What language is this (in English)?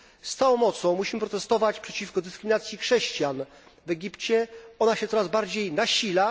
Polish